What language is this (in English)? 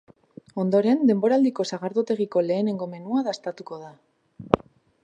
Basque